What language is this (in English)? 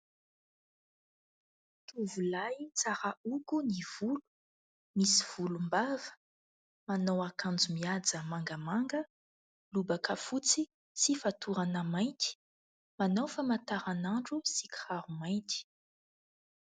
Malagasy